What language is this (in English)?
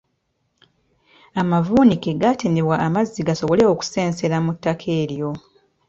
Ganda